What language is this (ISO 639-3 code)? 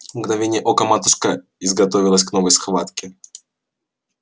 rus